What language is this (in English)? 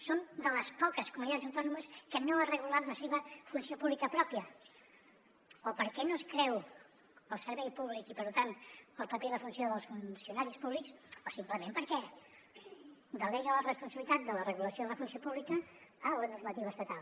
Catalan